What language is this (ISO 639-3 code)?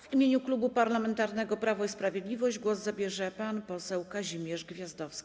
pol